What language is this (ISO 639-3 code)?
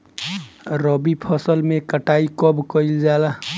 bho